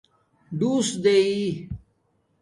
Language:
Domaaki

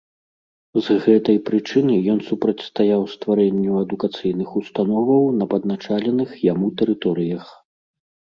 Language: Belarusian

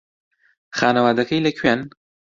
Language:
Central Kurdish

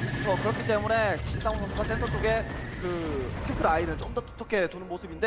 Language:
Korean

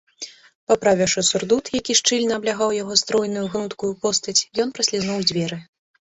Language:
Belarusian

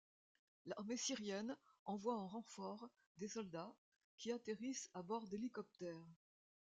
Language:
French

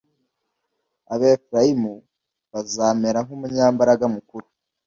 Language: Kinyarwanda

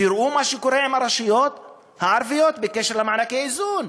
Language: Hebrew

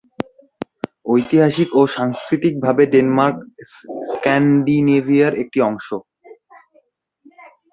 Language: Bangla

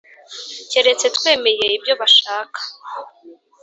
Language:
Kinyarwanda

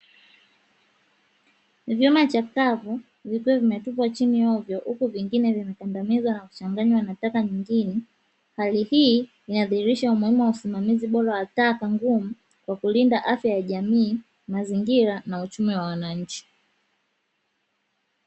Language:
Swahili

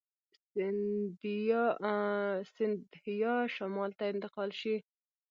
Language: Pashto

